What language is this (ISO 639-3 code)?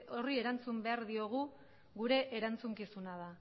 eus